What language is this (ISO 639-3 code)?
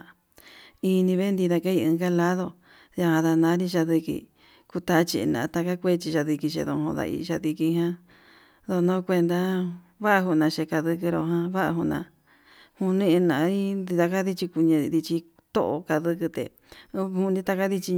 mab